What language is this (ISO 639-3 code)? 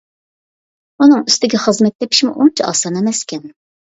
uig